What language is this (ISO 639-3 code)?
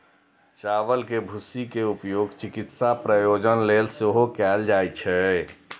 mai